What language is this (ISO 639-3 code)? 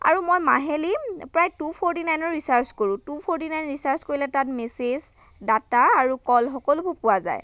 asm